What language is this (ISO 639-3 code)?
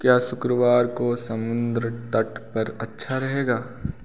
hin